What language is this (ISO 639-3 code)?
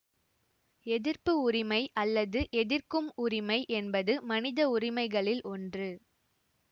tam